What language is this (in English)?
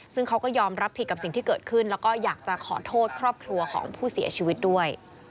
Thai